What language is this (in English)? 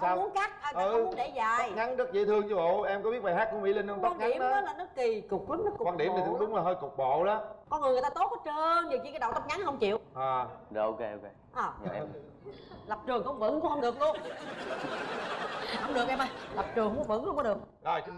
Vietnamese